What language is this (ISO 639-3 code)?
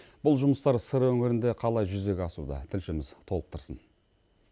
kaz